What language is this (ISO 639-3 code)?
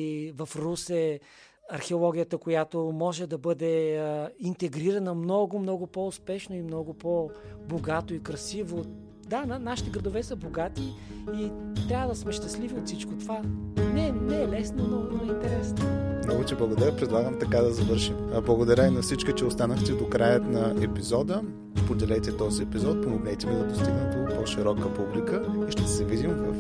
bul